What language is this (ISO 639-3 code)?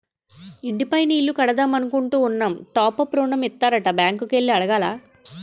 tel